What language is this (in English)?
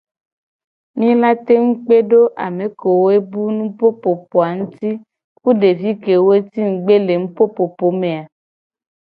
Gen